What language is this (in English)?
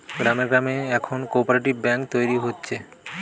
Bangla